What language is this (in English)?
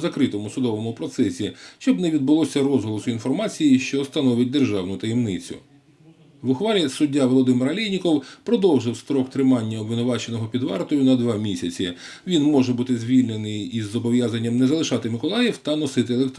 Ukrainian